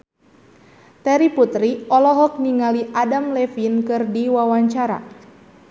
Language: Sundanese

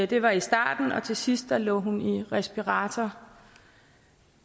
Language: Danish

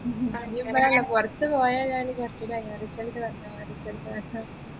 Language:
Malayalam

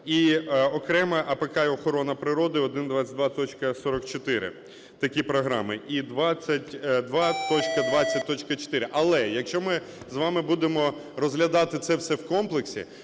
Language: Ukrainian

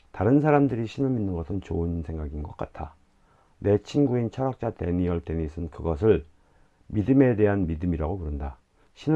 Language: Korean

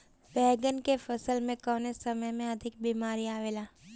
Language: Bhojpuri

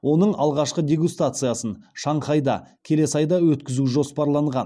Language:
Kazakh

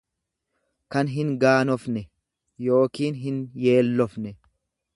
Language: Oromo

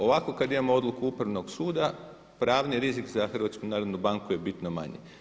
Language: Croatian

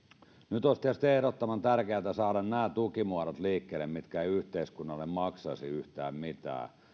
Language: Finnish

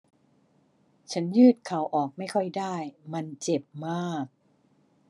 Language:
Thai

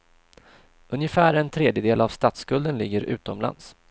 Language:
Swedish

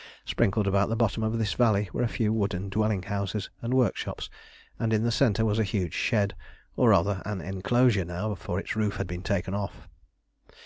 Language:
English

